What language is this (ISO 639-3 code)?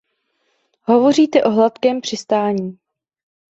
ces